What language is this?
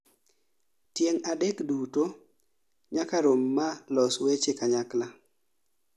Luo (Kenya and Tanzania)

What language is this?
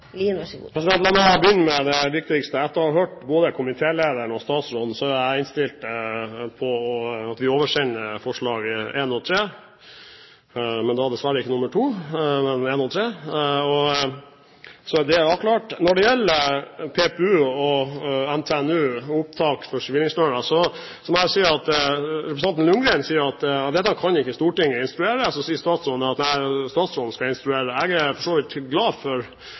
Norwegian Bokmål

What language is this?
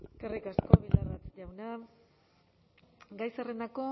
Basque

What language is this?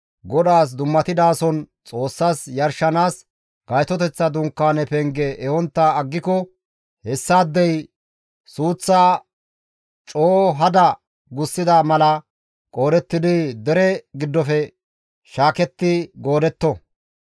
Gamo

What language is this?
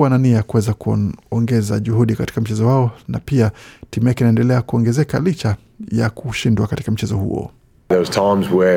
Swahili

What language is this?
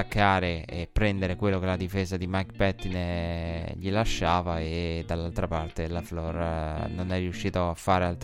Italian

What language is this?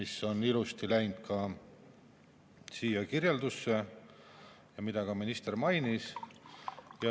Estonian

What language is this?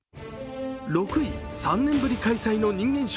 Japanese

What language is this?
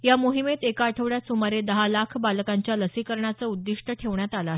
Marathi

